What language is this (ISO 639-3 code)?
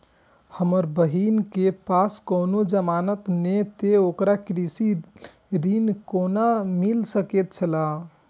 mai